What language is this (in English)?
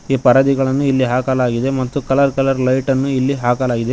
Kannada